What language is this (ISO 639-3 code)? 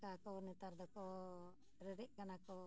sat